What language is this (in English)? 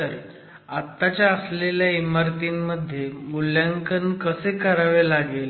Marathi